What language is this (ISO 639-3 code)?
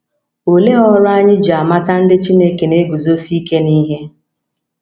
ibo